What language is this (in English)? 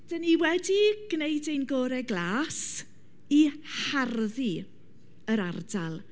Welsh